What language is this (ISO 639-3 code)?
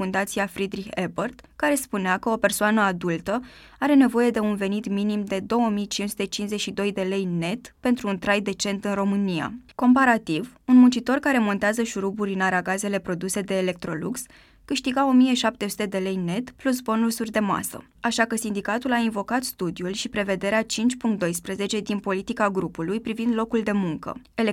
ron